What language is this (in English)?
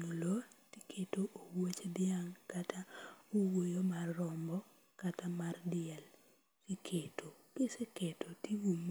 Luo (Kenya and Tanzania)